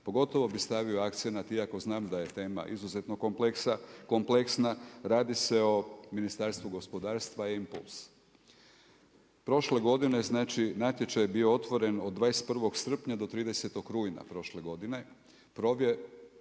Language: Croatian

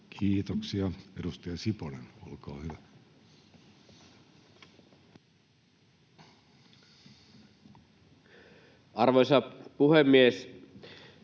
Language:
Finnish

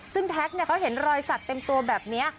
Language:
Thai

